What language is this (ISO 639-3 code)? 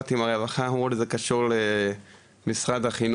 heb